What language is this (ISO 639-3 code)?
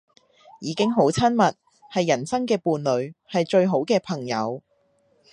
yue